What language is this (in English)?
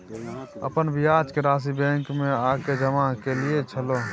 Maithili